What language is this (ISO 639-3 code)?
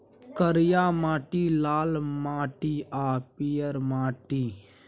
mai